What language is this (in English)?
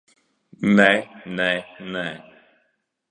Latvian